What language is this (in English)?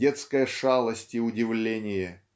Russian